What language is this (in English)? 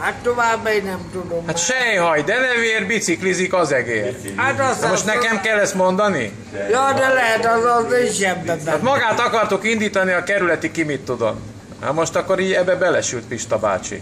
Hungarian